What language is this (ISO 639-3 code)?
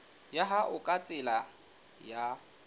sot